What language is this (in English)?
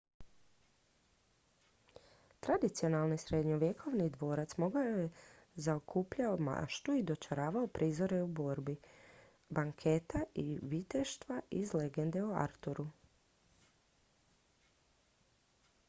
Croatian